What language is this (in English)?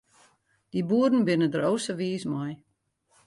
Western Frisian